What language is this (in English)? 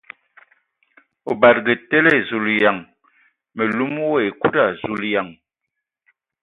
Ewondo